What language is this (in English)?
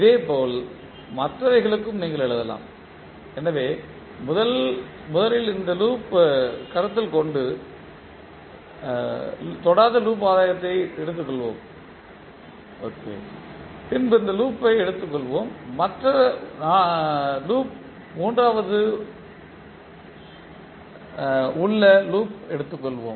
Tamil